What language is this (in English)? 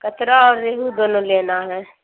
Urdu